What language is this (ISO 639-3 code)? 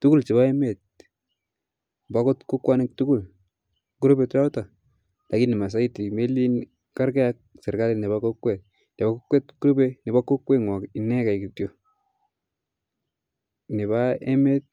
kln